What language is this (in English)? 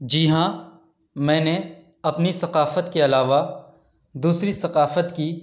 Urdu